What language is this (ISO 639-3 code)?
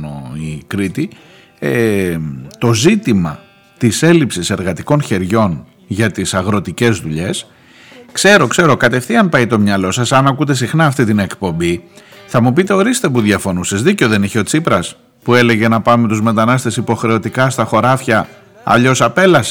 ell